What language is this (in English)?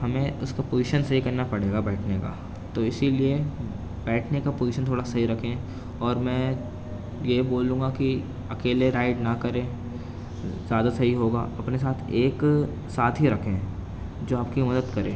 Urdu